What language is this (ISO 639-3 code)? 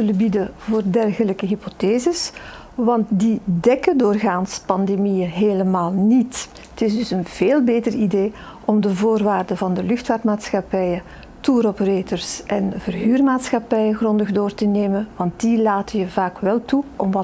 nld